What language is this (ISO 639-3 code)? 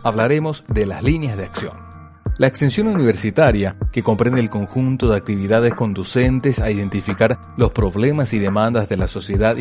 spa